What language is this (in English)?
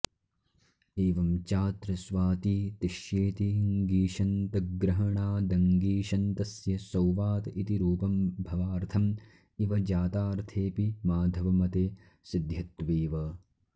Sanskrit